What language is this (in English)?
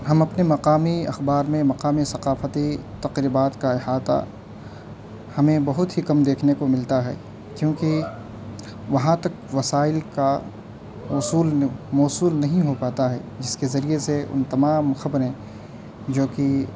Urdu